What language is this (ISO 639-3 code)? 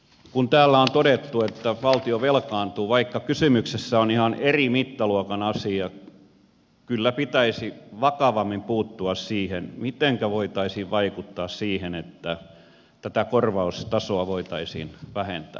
fin